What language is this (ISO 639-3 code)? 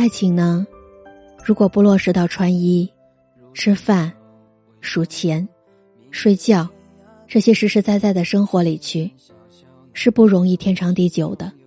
zho